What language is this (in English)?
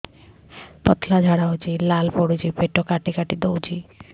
Odia